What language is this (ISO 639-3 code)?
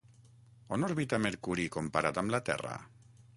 cat